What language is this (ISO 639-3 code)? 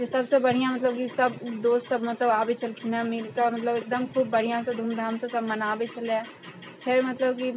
mai